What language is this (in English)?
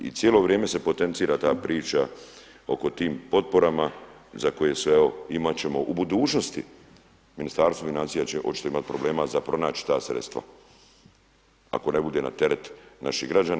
Croatian